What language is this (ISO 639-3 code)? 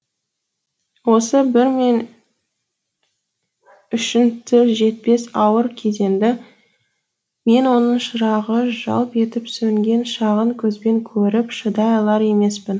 kaz